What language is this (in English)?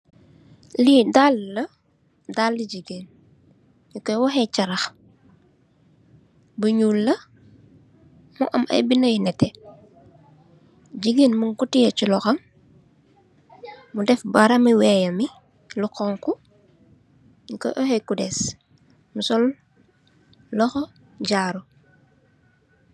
Wolof